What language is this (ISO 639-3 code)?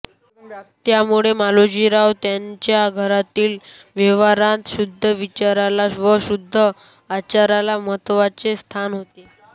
mar